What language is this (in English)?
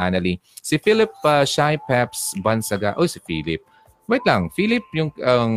Filipino